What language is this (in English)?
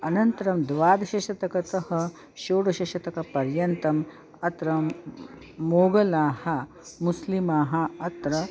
Sanskrit